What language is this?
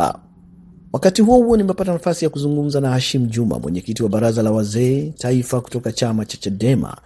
Swahili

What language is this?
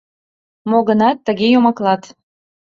Mari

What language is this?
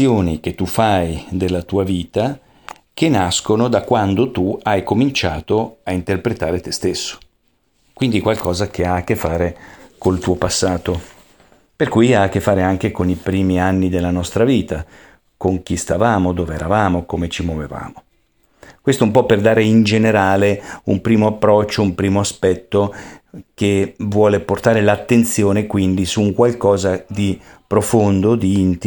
Italian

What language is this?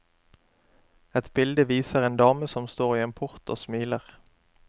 Norwegian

